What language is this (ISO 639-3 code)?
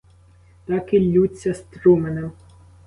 ukr